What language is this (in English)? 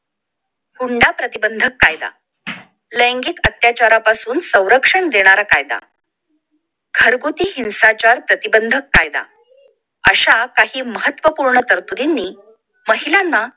Marathi